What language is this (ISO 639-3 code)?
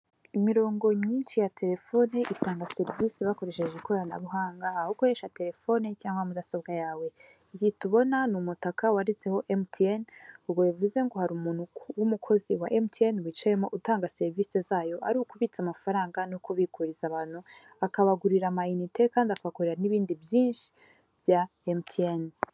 kin